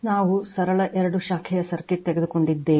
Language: Kannada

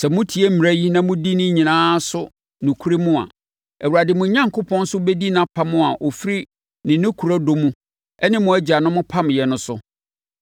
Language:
Akan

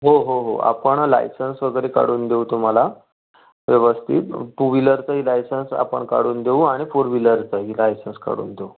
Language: Marathi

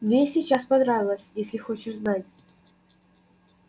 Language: Russian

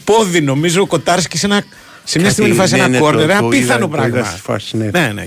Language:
Greek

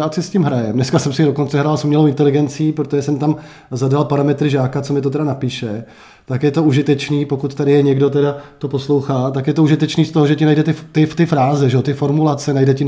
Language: Czech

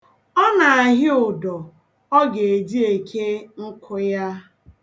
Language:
Igbo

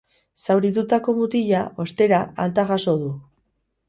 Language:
Basque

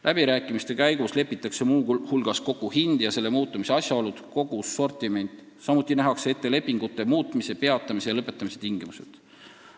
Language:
Estonian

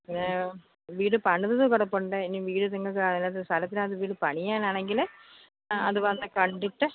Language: Malayalam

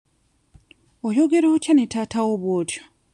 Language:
Ganda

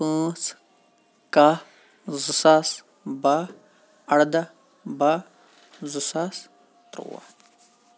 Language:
Kashmiri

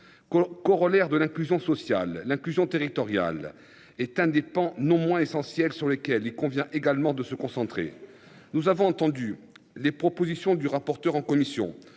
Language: French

